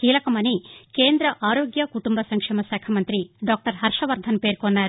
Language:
Telugu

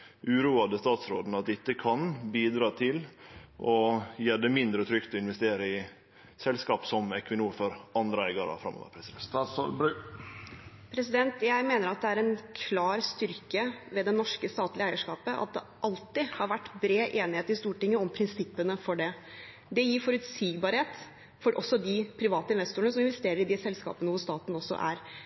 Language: Norwegian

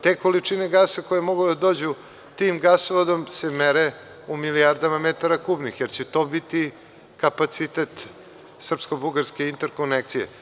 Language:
Serbian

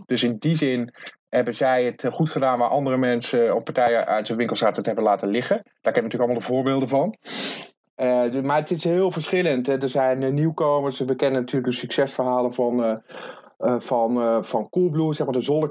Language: Dutch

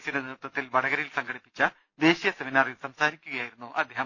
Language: Malayalam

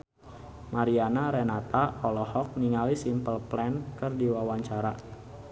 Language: Sundanese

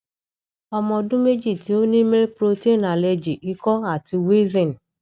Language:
Yoruba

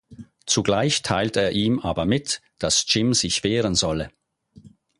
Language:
German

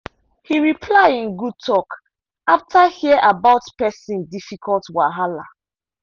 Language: Nigerian Pidgin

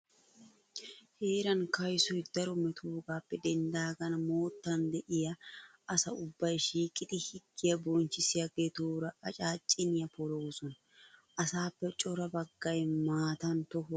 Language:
Wolaytta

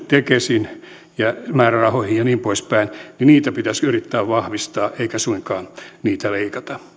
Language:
Finnish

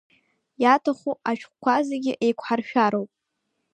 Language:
Abkhazian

